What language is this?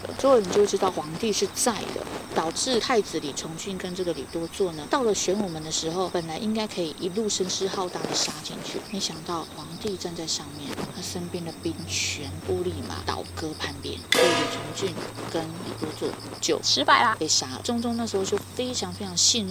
Chinese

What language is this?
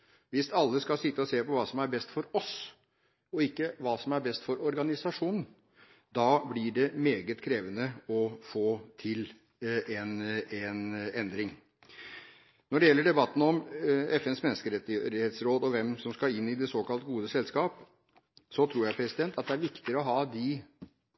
Norwegian Bokmål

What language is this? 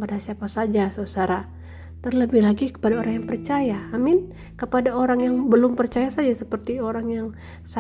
Indonesian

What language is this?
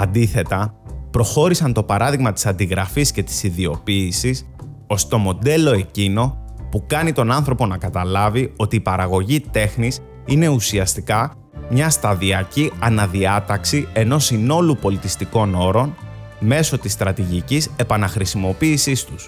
Greek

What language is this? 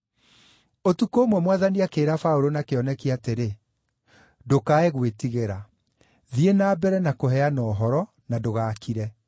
Kikuyu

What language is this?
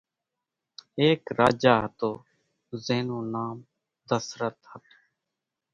Kachi Koli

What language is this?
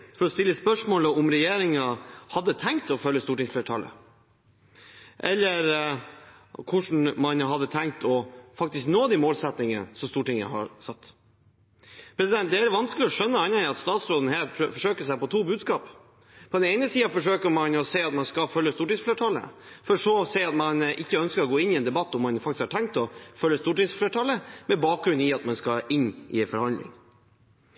Norwegian Bokmål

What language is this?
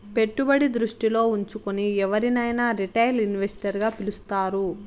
Telugu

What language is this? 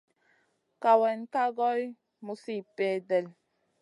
Masana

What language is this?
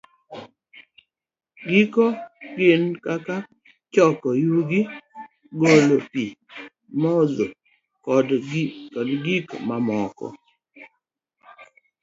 Luo (Kenya and Tanzania)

